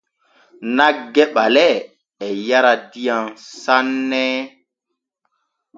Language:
Borgu Fulfulde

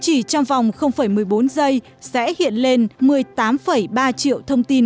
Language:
Vietnamese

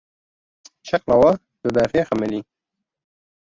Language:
Kurdish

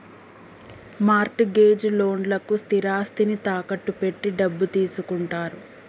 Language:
Telugu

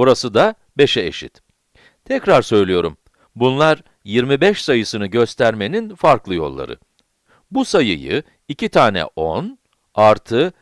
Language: Turkish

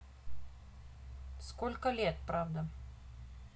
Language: Russian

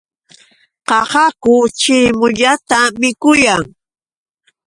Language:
Yauyos Quechua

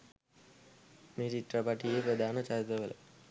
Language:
Sinhala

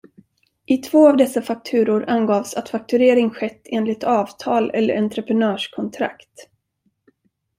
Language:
Swedish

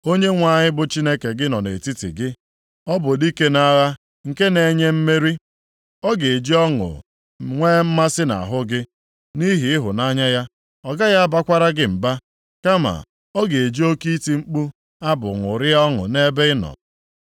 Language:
Igbo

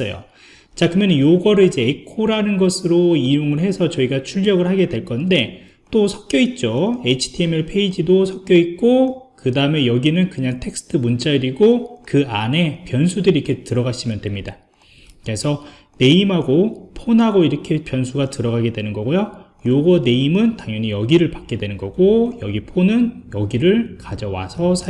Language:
Korean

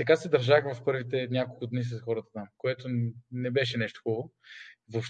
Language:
Bulgarian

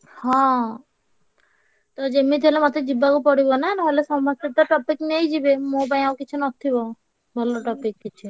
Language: Odia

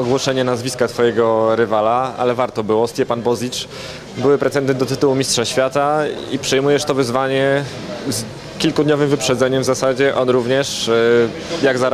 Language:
Polish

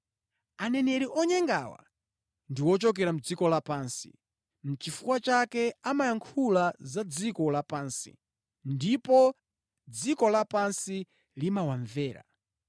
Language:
Nyanja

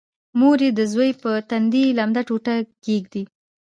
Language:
Pashto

